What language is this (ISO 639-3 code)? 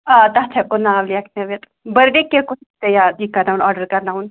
kas